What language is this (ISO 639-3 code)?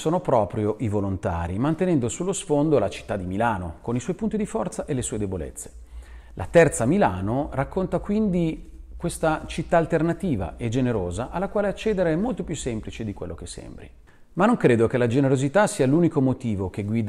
ita